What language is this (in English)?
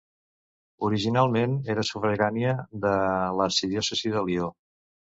Catalan